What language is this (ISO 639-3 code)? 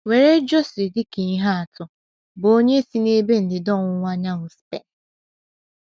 ibo